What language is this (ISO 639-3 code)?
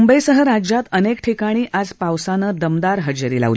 mar